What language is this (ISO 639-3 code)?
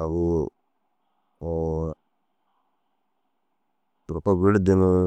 dzg